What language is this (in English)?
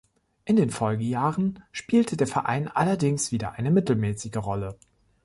German